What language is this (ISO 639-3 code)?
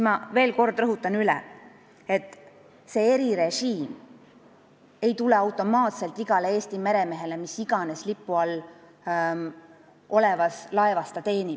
est